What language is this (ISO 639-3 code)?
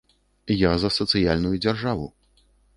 bel